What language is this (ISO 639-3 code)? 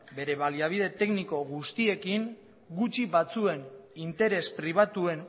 eus